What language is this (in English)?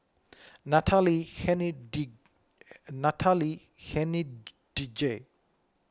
English